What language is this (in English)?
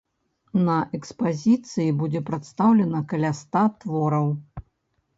Belarusian